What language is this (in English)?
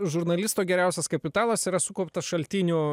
Lithuanian